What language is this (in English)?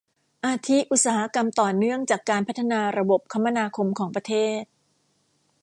Thai